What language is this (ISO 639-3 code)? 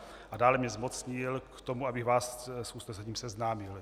ces